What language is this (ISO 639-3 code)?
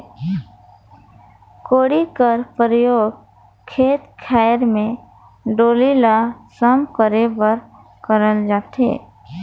hne